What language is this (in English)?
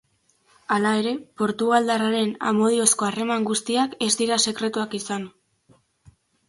Basque